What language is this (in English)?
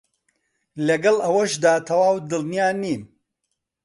Central Kurdish